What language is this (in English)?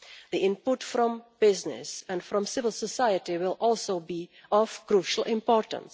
English